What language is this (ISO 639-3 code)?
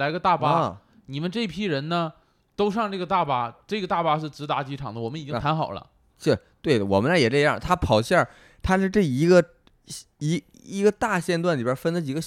zho